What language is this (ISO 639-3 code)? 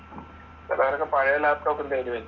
mal